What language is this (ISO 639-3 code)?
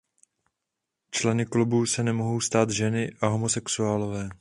ces